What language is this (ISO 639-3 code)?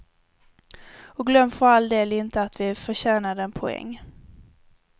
swe